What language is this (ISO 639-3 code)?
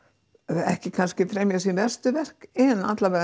isl